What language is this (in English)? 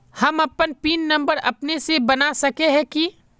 Magahi